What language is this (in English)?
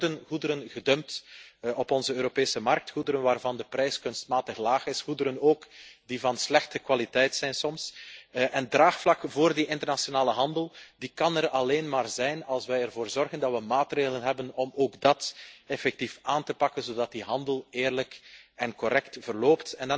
Dutch